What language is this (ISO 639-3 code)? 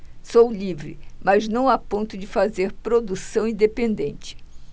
por